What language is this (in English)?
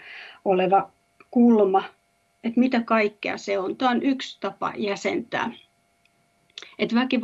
Finnish